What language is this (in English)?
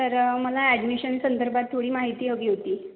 Marathi